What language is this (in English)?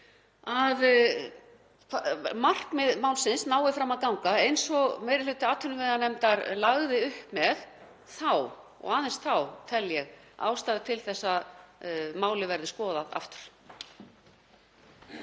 Icelandic